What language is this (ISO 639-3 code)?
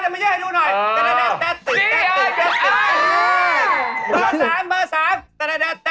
tha